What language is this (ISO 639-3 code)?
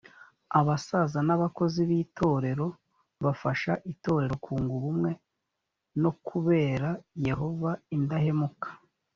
kin